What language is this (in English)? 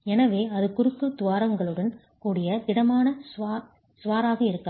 Tamil